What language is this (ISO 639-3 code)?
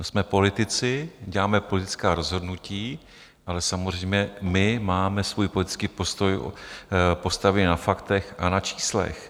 ces